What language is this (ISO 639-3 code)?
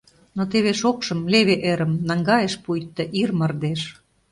chm